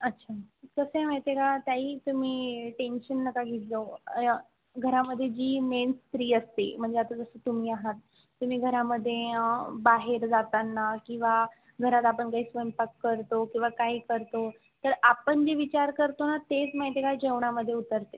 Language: Marathi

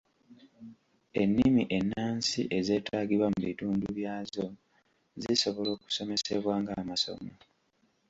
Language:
Ganda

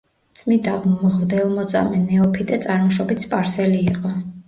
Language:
Georgian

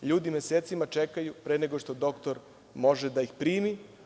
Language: Serbian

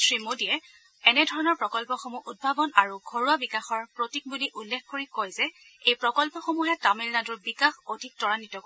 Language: Assamese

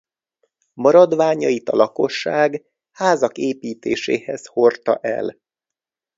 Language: Hungarian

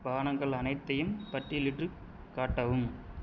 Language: Tamil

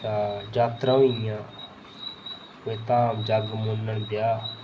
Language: Dogri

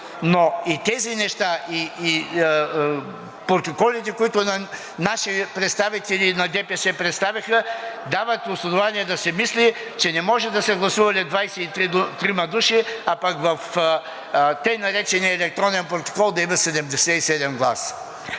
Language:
Bulgarian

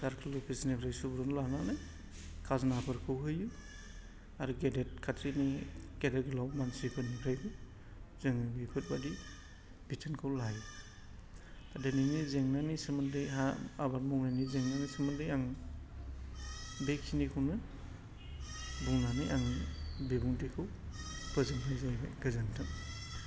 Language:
Bodo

